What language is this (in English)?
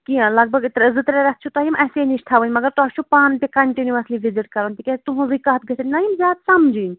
Kashmiri